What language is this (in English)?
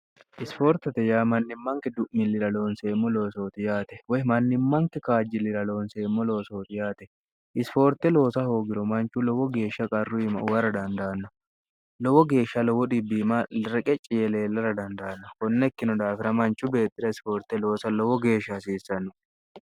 Sidamo